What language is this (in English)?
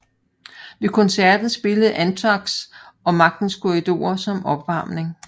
Danish